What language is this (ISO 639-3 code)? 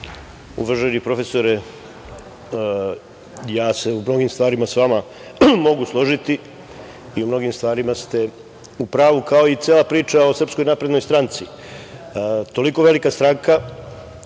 srp